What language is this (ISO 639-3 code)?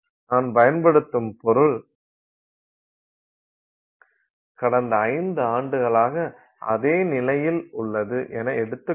tam